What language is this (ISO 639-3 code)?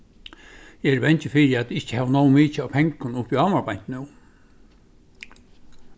fao